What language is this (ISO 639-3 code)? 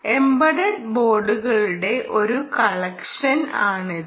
mal